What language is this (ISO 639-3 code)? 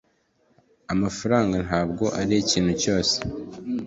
kin